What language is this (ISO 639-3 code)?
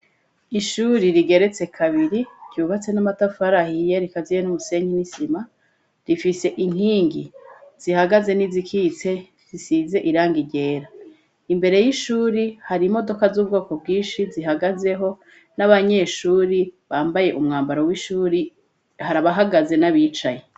run